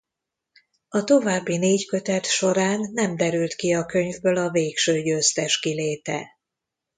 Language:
Hungarian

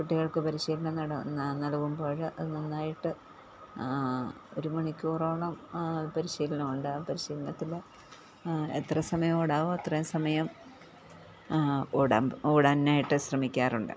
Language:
Malayalam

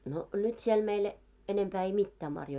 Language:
Finnish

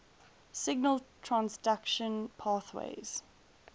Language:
English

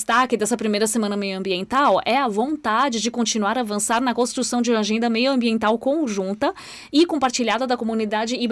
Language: Portuguese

